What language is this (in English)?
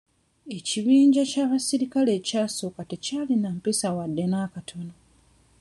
Ganda